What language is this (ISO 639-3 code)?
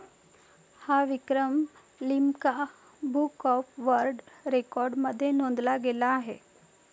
mar